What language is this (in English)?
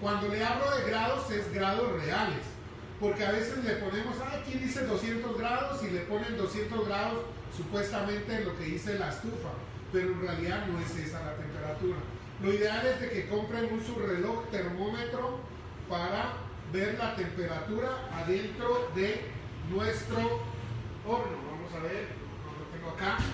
Spanish